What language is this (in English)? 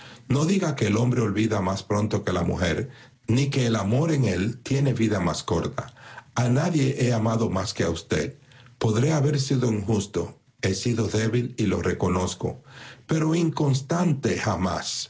Spanish